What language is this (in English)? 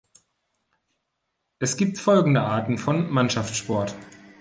German